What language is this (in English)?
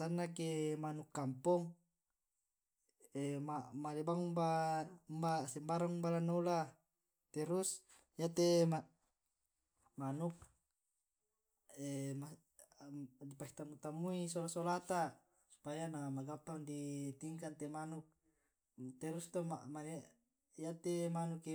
Tae'